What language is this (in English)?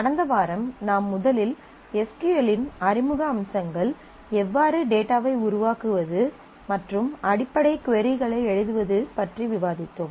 Tamil